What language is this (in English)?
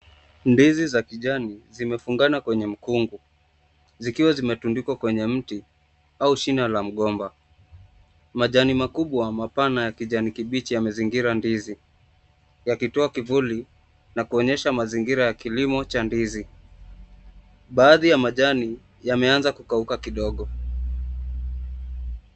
Swahili